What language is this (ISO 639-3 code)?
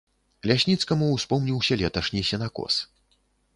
bel